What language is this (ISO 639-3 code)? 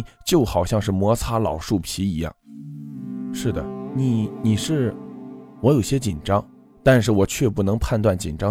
zho